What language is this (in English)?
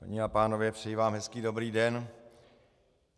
Czech